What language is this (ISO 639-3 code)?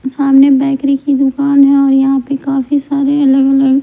hin